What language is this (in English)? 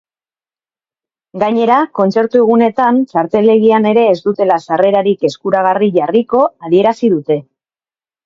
Basque